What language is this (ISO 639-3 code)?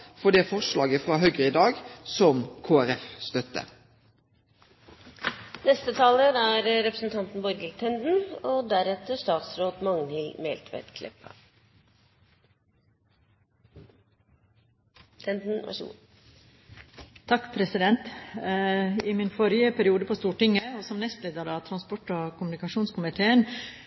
nor